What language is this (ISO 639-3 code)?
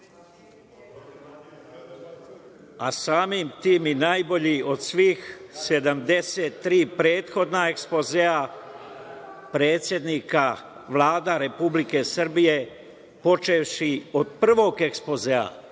srp